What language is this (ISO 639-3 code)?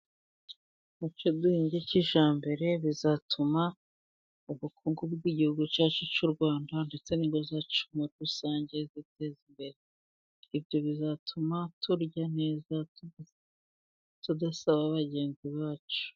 kin